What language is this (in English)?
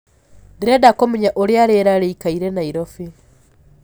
Kikuyu